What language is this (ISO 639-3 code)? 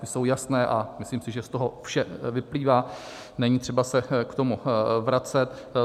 ces